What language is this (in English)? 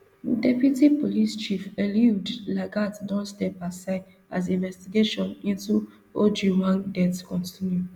Nigerian Pidgin